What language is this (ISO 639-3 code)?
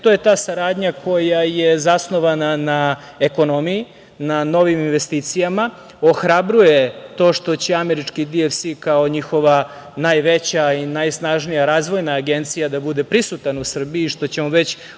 srp